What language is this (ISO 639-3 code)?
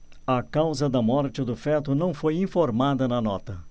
por